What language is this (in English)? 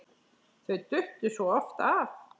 Icelandic